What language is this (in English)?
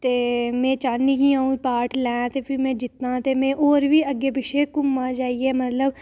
Dogri